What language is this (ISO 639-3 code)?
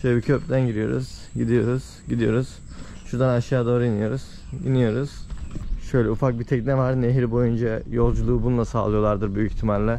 tur